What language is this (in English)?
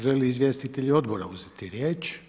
Croatian